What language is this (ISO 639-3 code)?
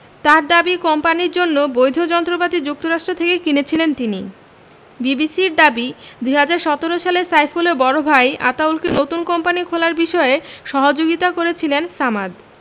ben